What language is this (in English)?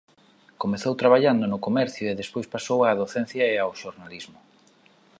Galician